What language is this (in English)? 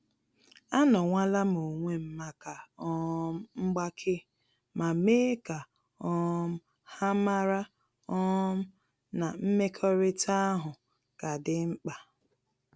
Igbo